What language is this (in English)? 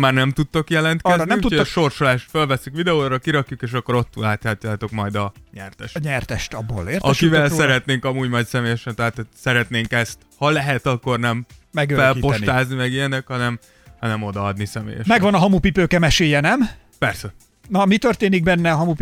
Hungarian